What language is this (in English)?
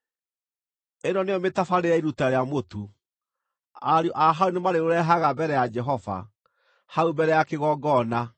Kikuyu